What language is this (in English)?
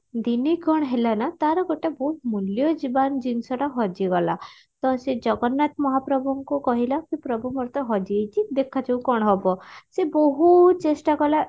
Odia